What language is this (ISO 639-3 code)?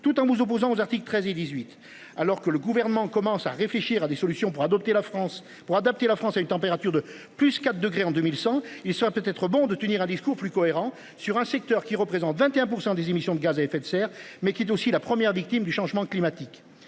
fra